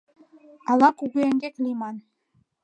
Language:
Mari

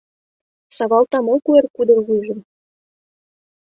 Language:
Mari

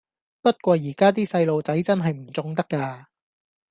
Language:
Cantonese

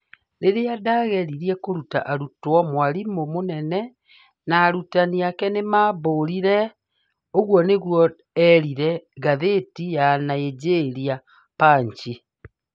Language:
Kikuyu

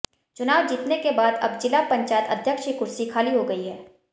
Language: Hindi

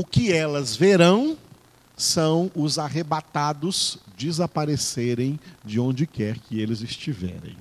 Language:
Portuguese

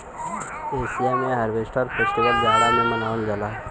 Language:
Bhojpuri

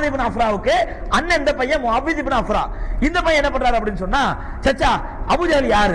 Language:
Arabic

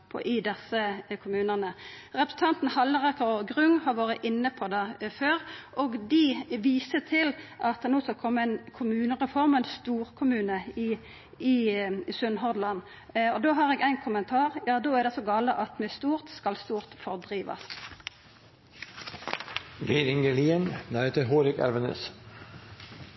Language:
Norwegian Nynorsk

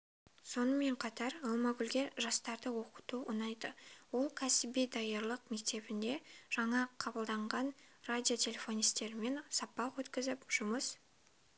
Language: Kazakh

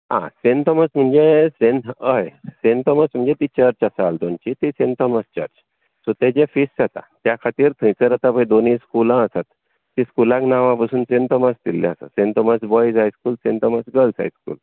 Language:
Konkani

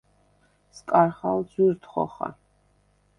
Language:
Svan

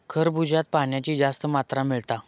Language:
Marathi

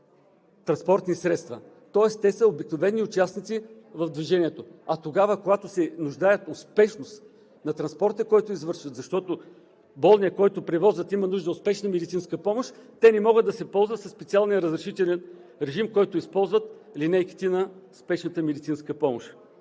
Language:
Bulgarian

